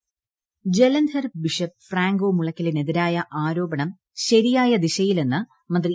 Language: Malayalam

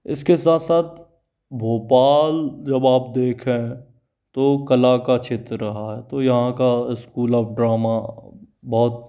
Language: Hindi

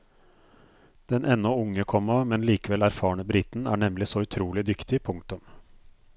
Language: Norwegian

